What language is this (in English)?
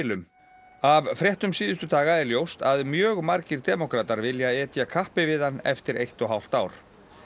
Icelandic